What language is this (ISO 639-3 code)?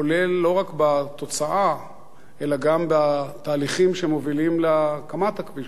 heb